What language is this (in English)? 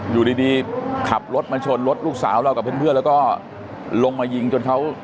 Thai